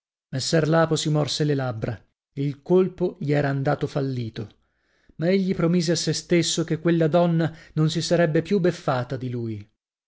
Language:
Italian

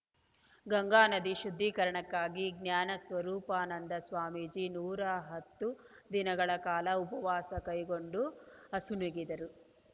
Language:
Kannada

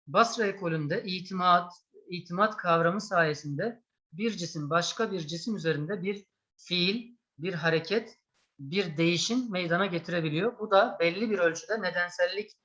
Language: Turkish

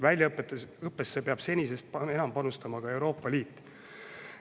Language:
Estonian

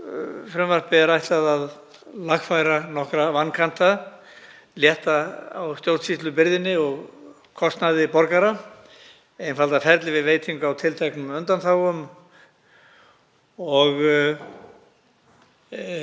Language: Icelandic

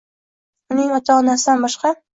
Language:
Uzbek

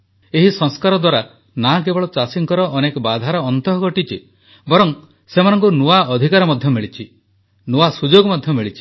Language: Odia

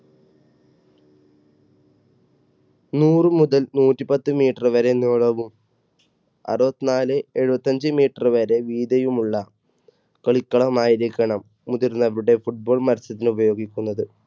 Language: Malayalam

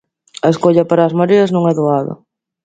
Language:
Galician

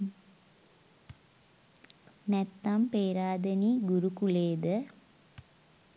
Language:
Sinhala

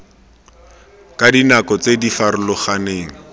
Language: Tswana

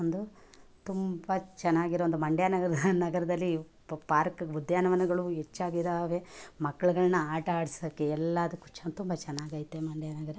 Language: Kannada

